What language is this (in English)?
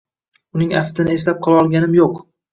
Uzbek